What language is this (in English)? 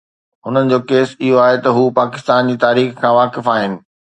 Sindhi